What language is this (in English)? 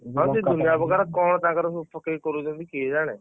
Odia